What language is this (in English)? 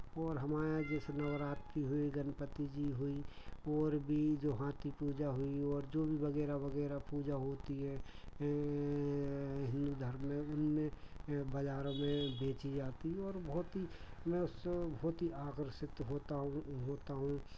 Hindi